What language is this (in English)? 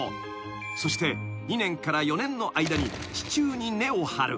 Japanese